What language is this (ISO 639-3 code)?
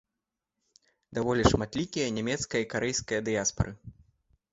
bel